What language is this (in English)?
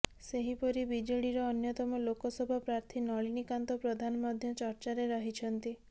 Odia